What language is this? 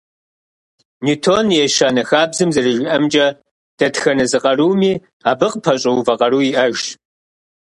Kabardian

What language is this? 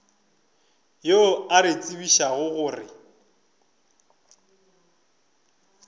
Northern Sotho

